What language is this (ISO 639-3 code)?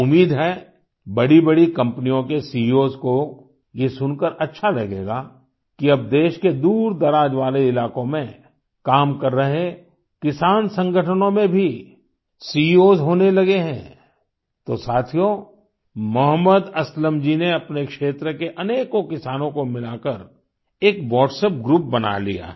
hin